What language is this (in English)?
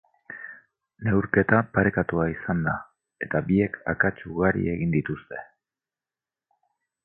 Basque